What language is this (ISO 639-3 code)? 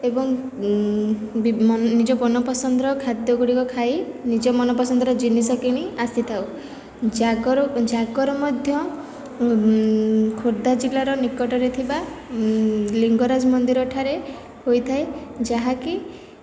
ori